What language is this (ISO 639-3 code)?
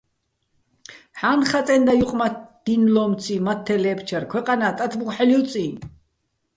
bbl